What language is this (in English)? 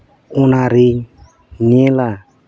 Santali